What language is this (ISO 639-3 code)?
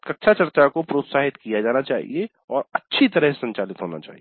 hin